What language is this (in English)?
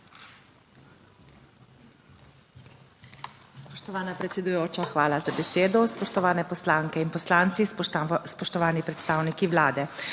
Slovenian